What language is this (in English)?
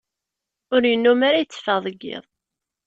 Kabyle